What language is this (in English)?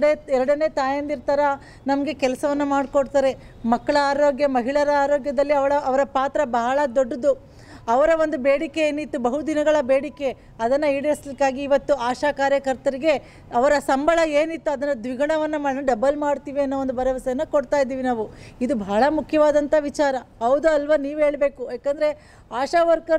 Kannada